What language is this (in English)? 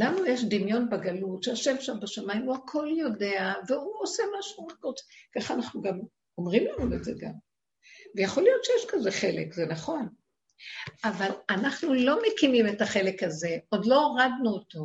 Hebrew